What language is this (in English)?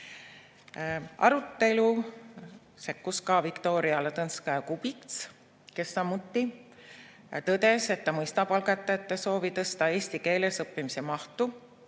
Estonian